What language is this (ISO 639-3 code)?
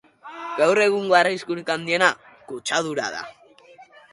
eus